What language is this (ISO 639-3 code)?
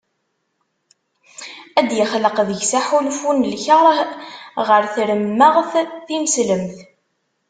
kab